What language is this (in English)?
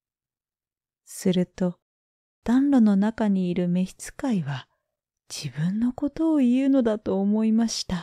Japanese